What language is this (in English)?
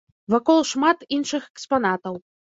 Belarusian